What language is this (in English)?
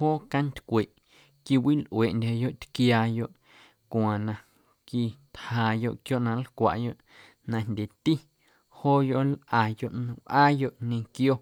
Guerrero Amuzgo